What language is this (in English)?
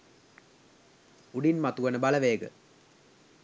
Sinhala